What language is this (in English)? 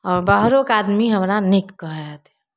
Maithili